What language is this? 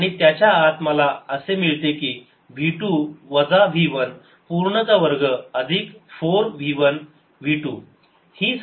Marathi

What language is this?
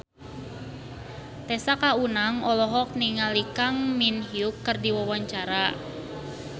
Sundanese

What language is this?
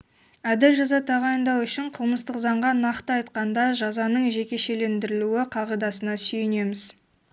Kazakh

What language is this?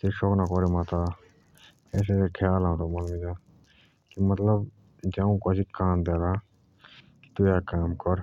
Jaunsari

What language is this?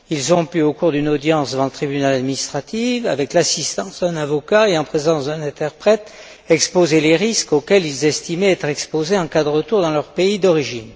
French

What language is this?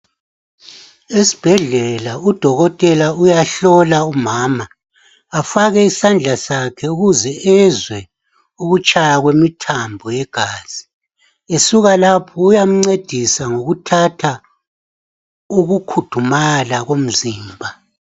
North Ndebele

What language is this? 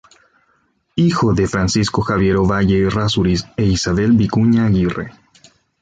Spanish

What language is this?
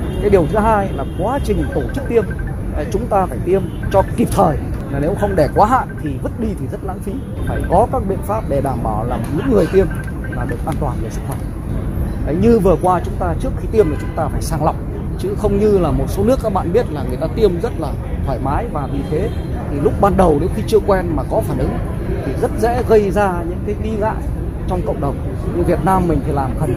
Vietnamese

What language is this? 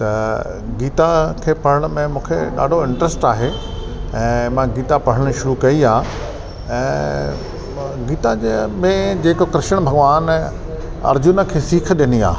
Sindhi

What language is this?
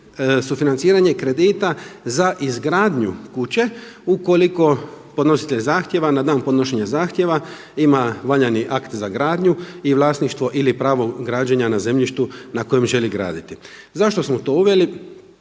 Croatian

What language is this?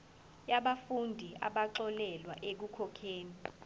Zulu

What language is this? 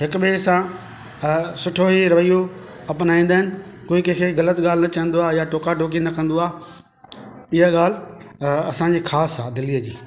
Sindhi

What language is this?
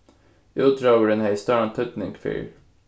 Faroese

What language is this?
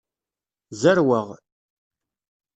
Kabyle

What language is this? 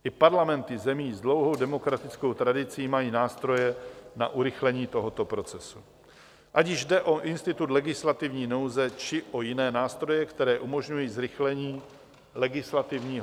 Czech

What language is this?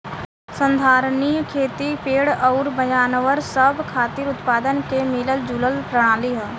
Bhojpuri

